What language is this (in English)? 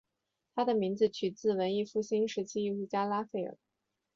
Chinese